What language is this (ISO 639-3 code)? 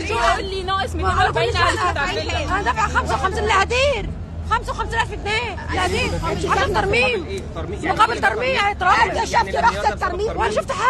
ara